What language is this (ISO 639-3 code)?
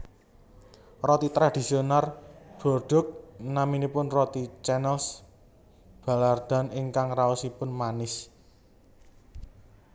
jav